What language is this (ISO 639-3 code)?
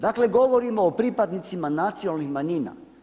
hrv